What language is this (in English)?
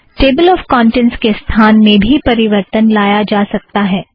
Hindi